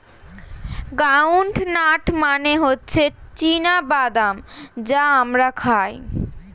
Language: Bangla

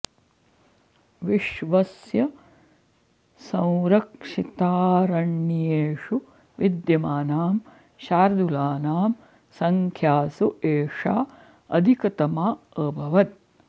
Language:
Sanskrit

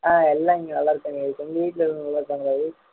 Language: Tamil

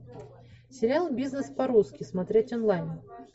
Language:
Russian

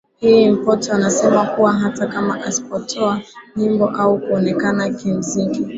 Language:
Swahili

